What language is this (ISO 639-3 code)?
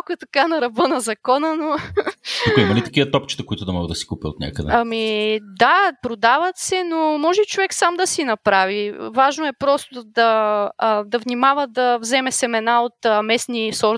bul